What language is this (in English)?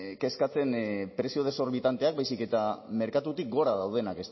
Basque